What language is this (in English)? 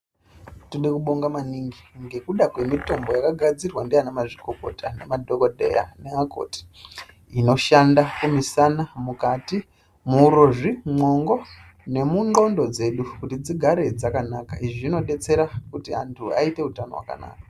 Ndau